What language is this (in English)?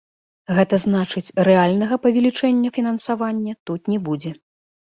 Belarusian